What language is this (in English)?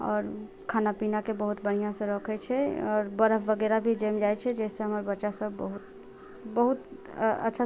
Maithili